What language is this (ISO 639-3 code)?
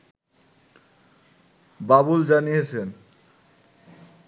ben